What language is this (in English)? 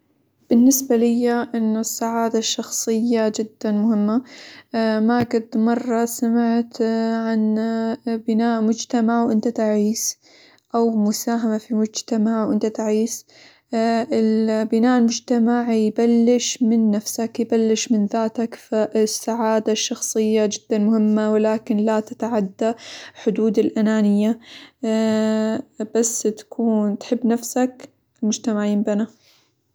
Hijazi Arabic